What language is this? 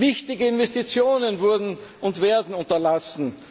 German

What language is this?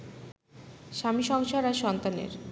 Bangla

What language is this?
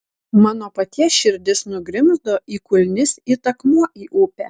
Lithuanian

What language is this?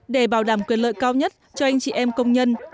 Vietnamese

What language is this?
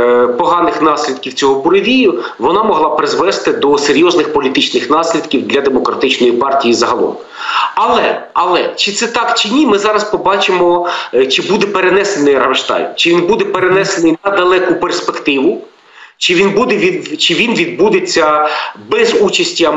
Ukrainian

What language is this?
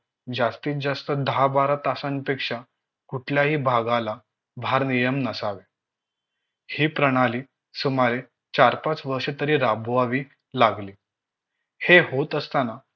Marathi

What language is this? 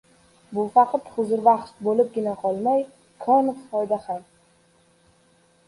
Uzbek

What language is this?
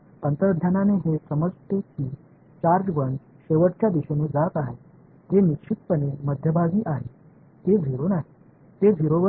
Marathi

